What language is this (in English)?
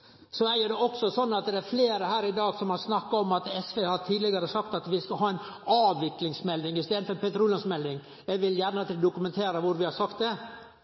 Norwegian Nynorsk